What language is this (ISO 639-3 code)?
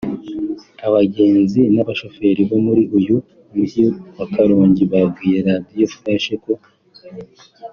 kin